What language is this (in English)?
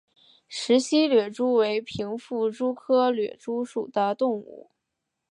Chinese